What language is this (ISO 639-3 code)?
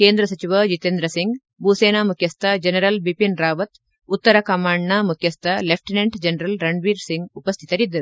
kan